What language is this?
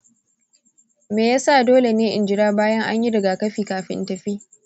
Hausa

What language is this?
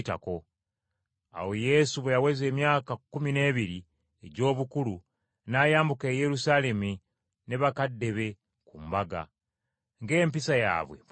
Ganda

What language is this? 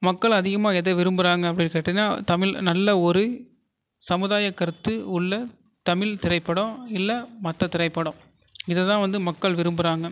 Tamil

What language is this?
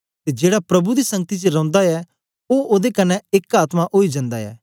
Dogri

